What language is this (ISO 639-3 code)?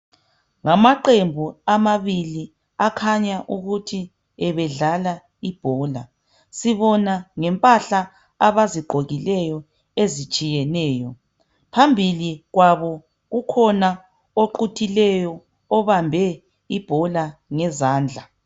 nde